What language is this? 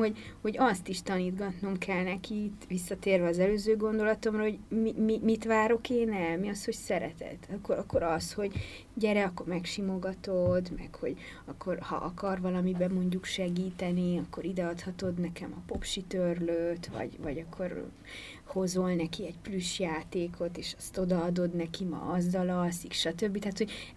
Hungarian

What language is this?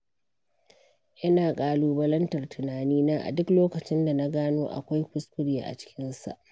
Hausa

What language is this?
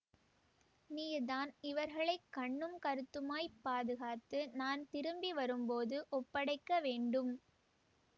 Tamil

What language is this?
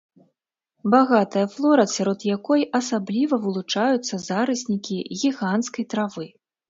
Belarusian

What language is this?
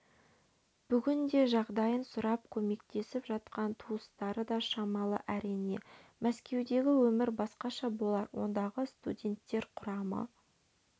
Kazakh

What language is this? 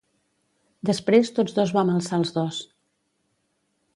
Catalan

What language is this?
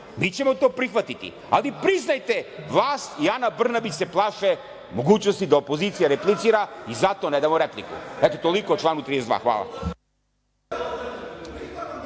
Serbian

